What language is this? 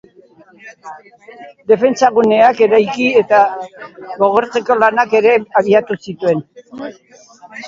Basque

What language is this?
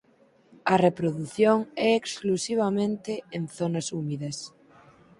Galician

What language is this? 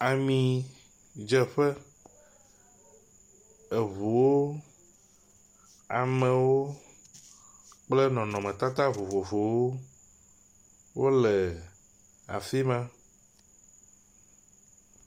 Ewe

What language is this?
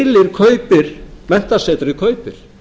Icelandic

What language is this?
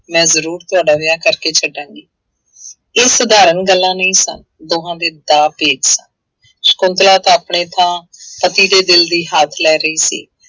Punjabi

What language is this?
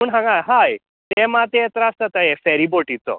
Konkani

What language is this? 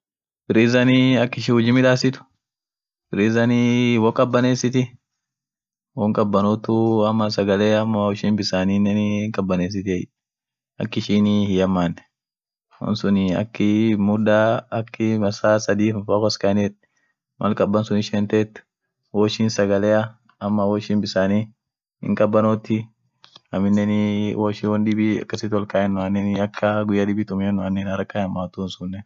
Orma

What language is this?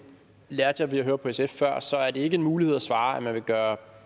Danish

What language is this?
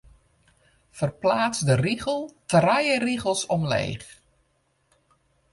Western Frisian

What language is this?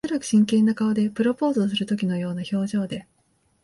Japanese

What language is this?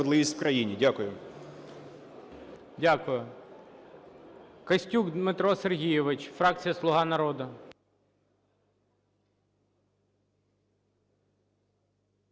Ukrainian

